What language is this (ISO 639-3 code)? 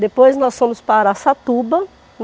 por